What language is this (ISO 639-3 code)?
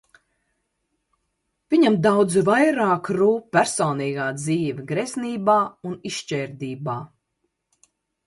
lav